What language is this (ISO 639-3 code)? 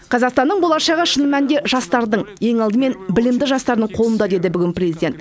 kaz